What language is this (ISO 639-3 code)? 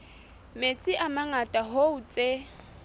sot